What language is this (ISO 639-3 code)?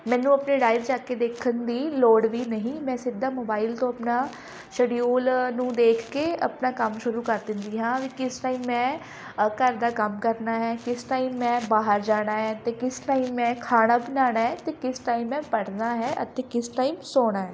pan